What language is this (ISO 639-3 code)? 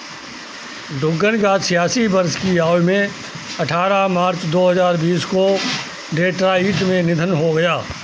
hin